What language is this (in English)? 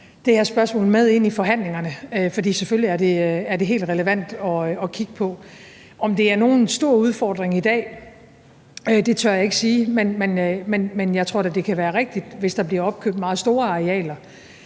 Danish